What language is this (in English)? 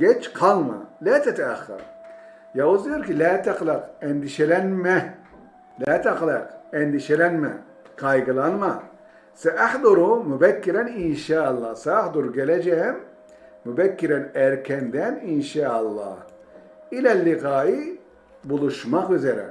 Turkish